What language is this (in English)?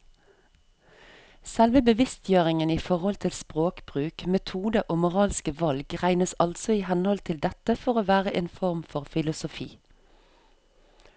Norwegian